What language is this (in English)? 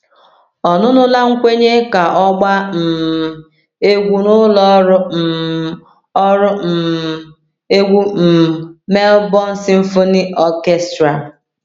Igbo